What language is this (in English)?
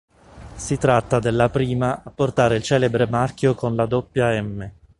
Italian